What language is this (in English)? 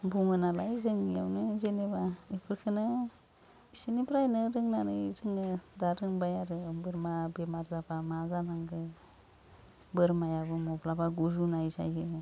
Bodo